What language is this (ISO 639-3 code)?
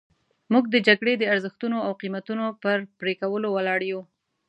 pus